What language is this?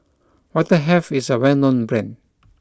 English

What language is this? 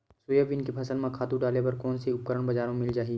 Chhattisgarhi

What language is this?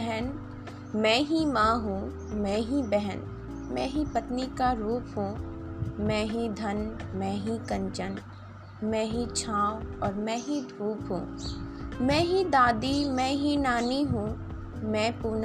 Hindi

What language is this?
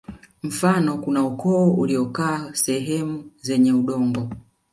Swahili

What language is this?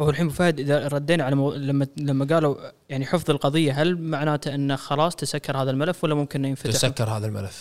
Arabic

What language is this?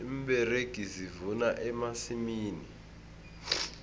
South Ndebele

